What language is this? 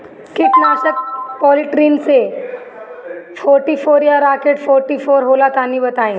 Bhojpuri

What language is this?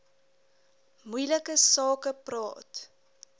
Afrikaans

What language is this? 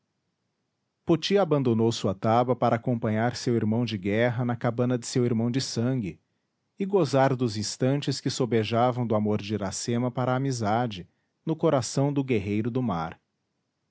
Portuguese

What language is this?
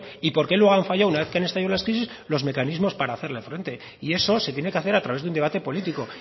Spanish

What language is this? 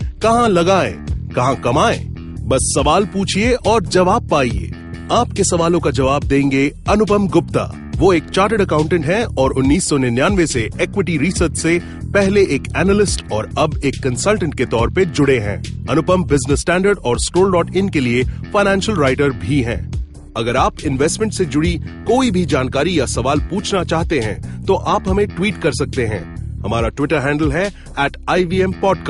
Hindi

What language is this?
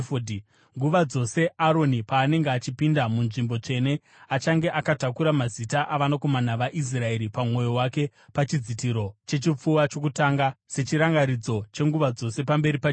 Shona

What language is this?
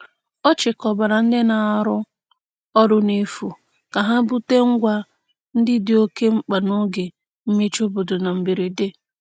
Igbo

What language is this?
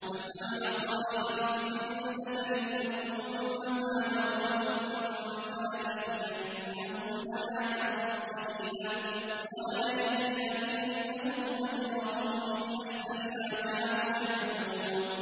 Arabic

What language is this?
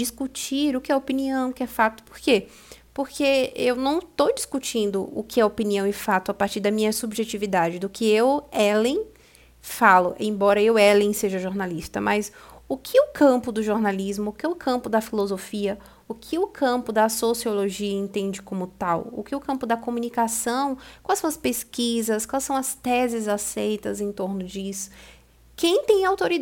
Portuguese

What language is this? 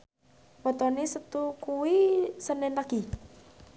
Javanese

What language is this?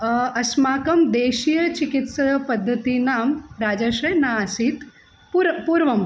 Sanskrit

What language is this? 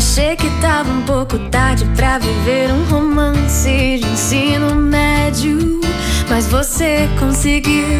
Portuguese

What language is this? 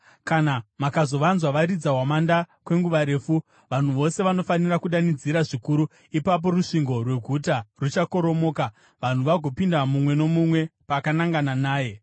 Shona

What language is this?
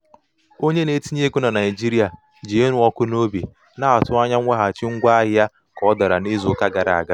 Igbo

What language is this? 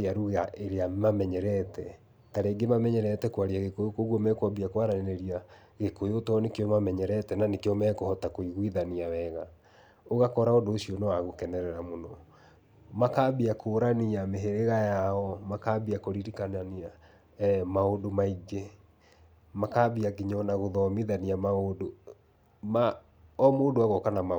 Kikuyu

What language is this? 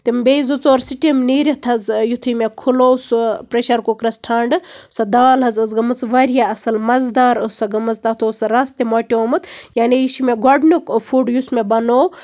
Kashmiri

